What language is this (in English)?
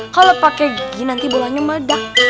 Indonesian